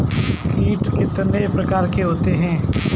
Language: Hindi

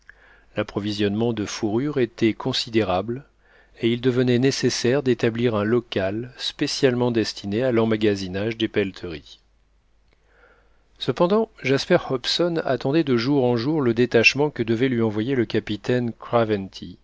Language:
French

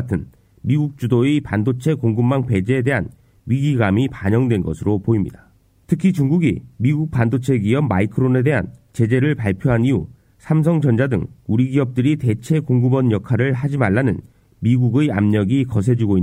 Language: Korean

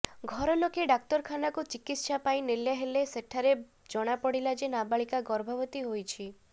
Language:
Odia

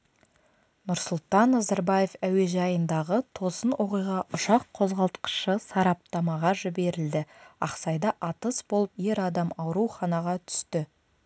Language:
Kazakh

